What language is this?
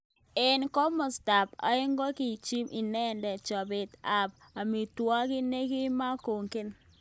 Kalenjin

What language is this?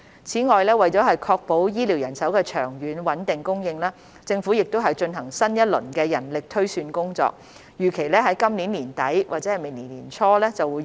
Cantonese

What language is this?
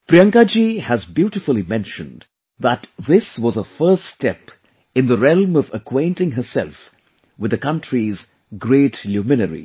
English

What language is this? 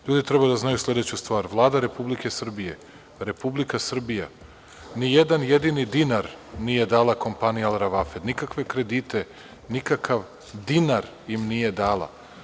Serbian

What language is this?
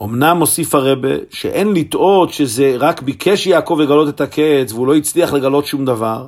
Hebrew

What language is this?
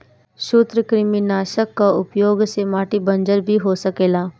Bhojpuri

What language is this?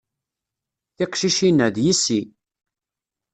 Kabyle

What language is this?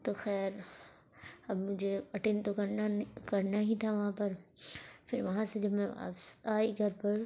Urdu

